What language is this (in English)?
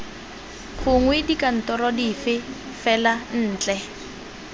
Tswana